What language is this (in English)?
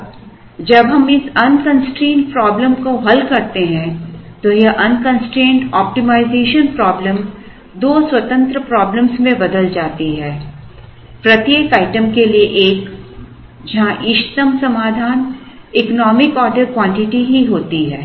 Hindi